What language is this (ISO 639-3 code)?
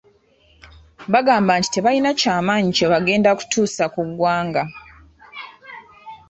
lug